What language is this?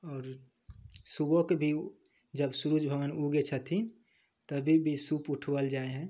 Maithili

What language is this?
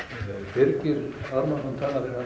Icelandic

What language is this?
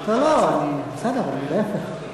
Hebrew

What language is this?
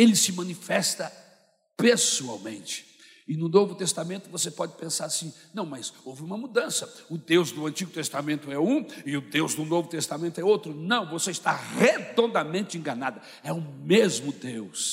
Portuguese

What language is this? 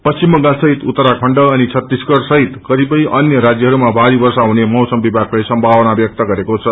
Nepali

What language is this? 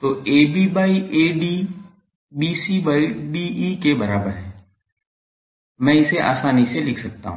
Hindi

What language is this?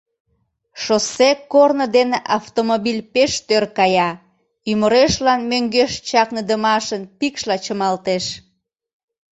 Mari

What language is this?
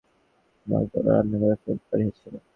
Bangla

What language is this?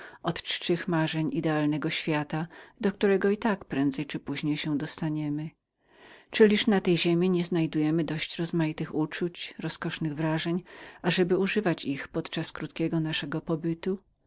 Polish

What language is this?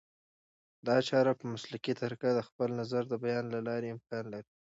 Pashto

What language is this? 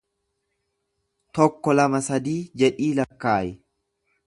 Oromo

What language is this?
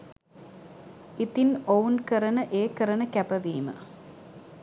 Sinhala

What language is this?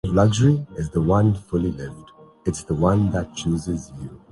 Urdu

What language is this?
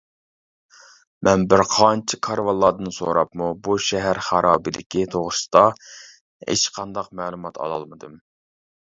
Uyghur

